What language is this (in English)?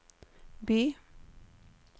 Norwegian